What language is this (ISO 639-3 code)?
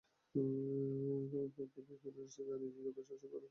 ben